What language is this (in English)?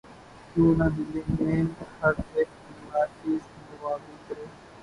Urdu